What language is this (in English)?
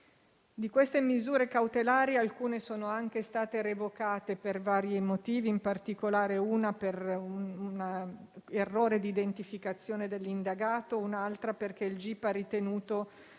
Italian